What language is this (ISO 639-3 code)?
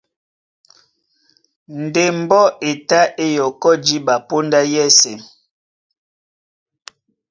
dua